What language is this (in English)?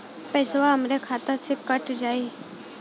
Bhojpuri